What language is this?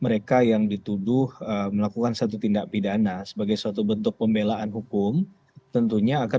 Indonesian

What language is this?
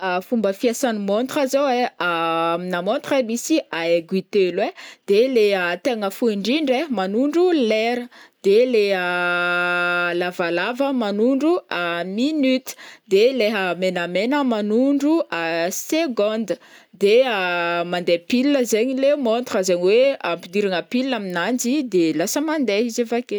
Northern Betsimisaraka Malagasy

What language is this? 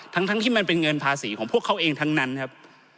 Thai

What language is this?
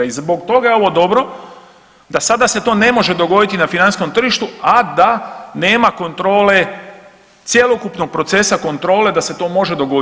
Croatian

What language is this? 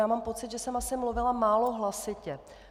Czech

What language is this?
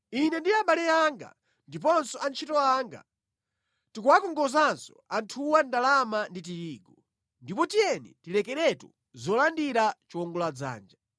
Nyanja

